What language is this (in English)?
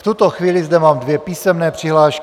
Czech